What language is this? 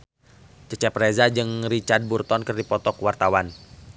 Sundanese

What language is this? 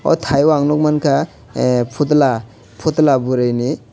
Kok Borok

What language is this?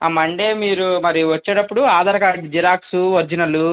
Telugu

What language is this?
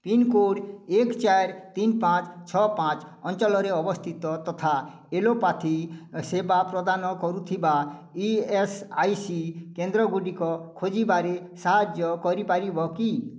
Odia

